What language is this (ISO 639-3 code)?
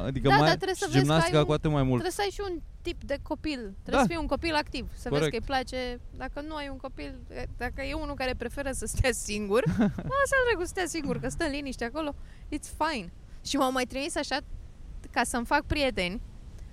ron